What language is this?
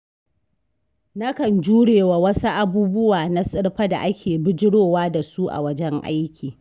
Hausa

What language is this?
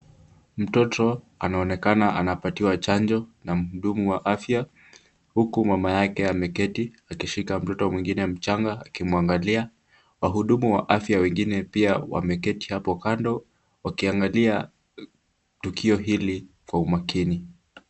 Swahili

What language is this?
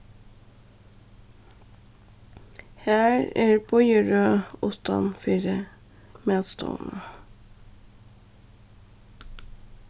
Faroese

